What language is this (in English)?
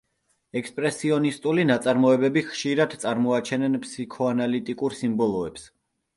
Georgian